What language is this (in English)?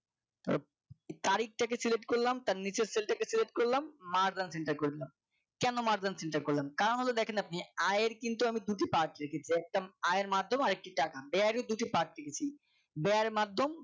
Bangla